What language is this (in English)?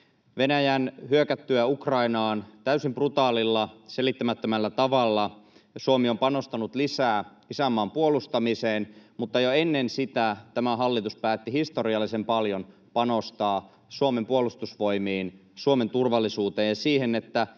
Finnish